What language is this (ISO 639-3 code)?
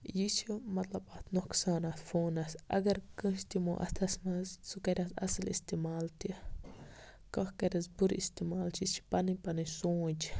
kas